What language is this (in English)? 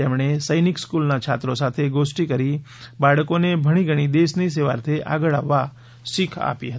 Gujarati